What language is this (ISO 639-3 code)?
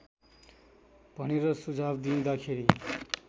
nep